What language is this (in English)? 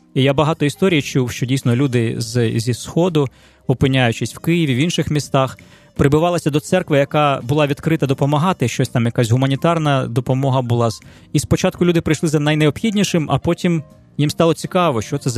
Ukrainian